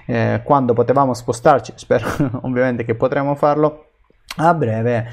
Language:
Italian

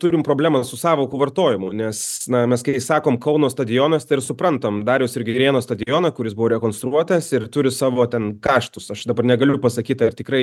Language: Lithuanian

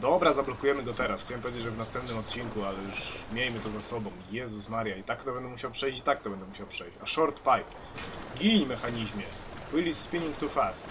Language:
Polish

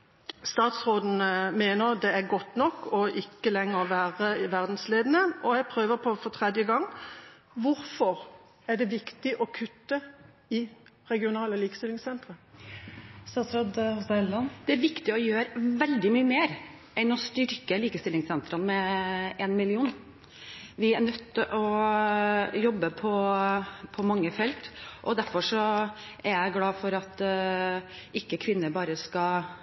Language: Norwegian Bokmål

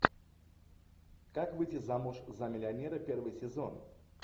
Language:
Russian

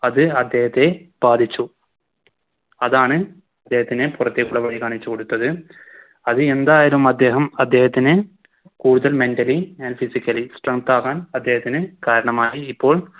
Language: Malayalam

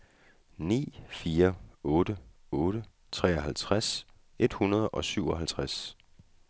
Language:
Danish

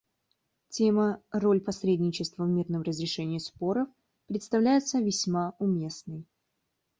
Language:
Russian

